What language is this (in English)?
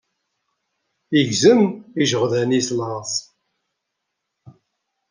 Kabyle